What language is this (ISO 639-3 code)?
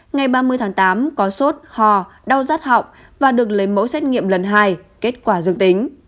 vie